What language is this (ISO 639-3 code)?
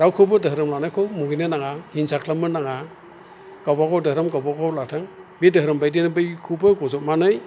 brx